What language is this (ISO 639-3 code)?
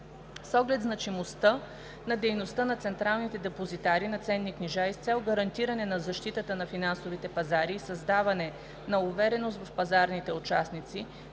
bul